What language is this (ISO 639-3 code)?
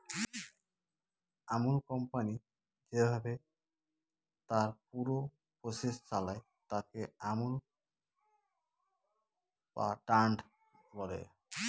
ben